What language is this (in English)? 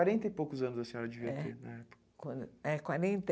Portuguese